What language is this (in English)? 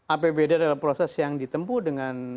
Indonesian